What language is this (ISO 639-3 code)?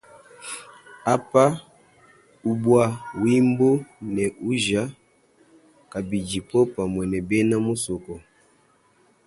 lua